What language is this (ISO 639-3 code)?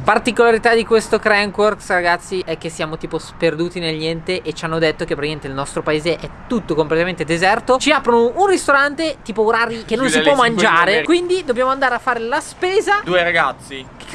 ita